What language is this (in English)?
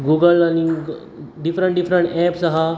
Konkani